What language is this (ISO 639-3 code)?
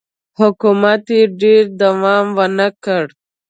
pus